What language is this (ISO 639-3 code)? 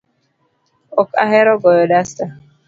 luo